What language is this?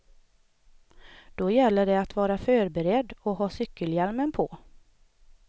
Swedish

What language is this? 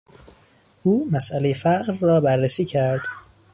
Persian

